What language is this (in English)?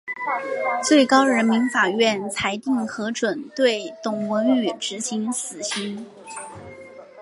Chinese